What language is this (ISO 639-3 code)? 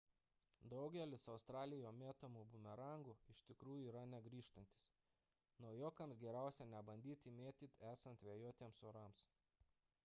lit